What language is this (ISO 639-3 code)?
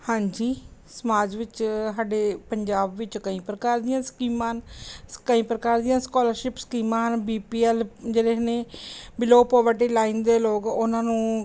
pan